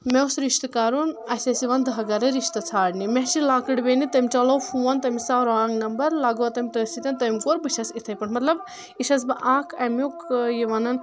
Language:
Kashmiri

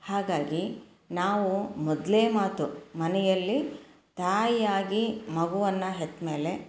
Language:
Kannada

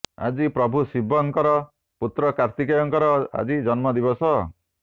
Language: Odia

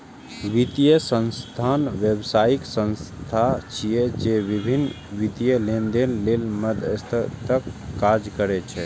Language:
Maithili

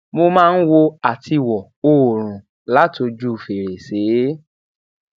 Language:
Yoruba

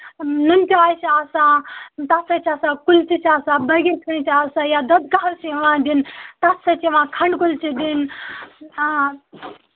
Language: Kashmiri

